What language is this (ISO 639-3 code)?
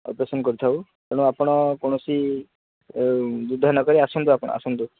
ori